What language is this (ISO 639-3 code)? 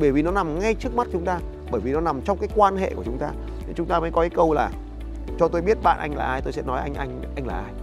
vie